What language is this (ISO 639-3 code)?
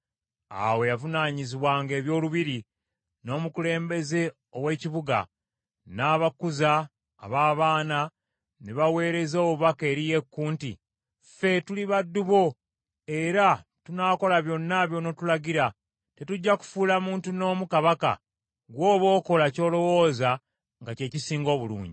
lug